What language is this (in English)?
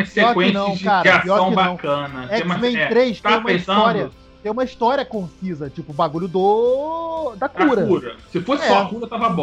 Portuguese